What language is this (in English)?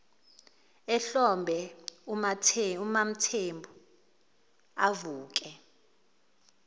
Zulu